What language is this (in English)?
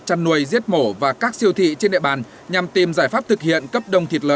Vietnamese